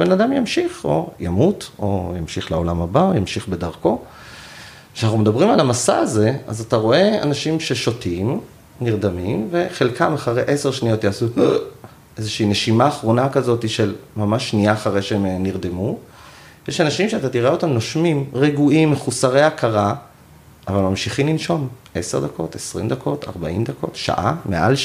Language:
Hebrew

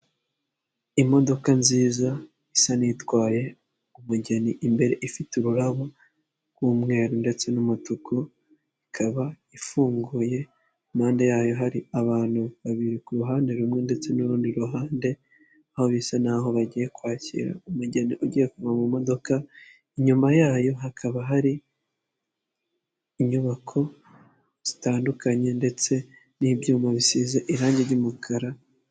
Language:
Kinyarwanda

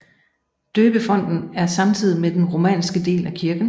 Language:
Danish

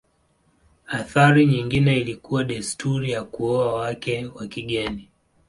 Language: Swahili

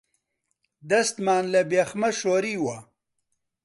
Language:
Central Kurdish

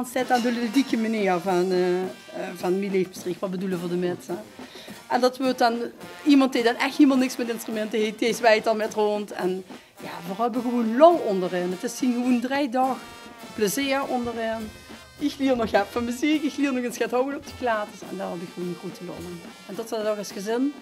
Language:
Dutch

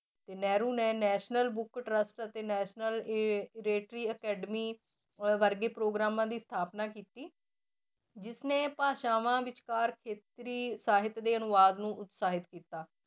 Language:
Punjabi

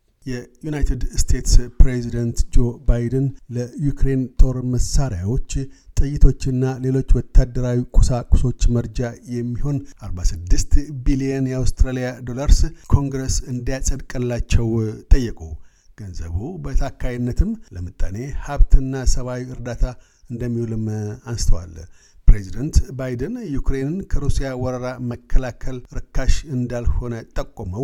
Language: Amharic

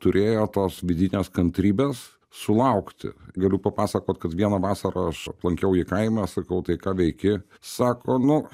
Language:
Lithuanian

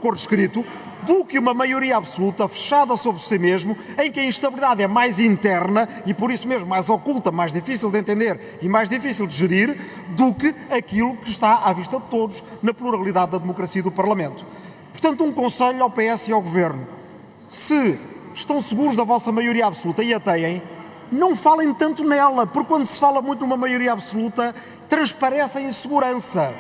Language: Portuguese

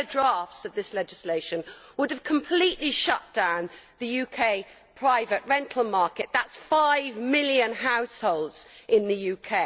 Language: English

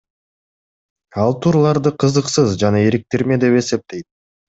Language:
Kyrgyz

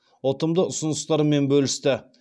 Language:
Kazakh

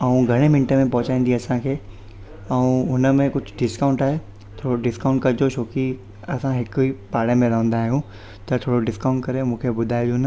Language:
Sindhi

